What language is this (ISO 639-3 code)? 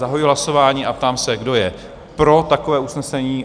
ces